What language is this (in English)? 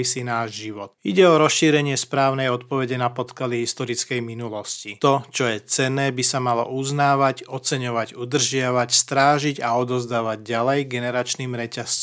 Slovak